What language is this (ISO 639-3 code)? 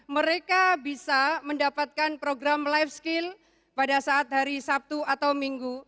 ind